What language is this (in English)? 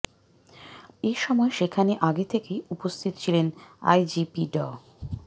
Bangla